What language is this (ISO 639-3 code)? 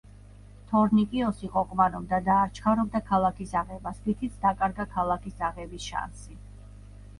kat